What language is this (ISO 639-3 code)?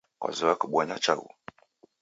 dav